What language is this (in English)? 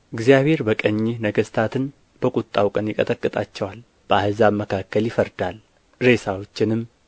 Amharic